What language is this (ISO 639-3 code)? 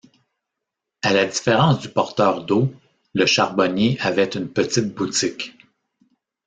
fra